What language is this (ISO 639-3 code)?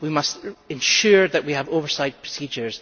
eng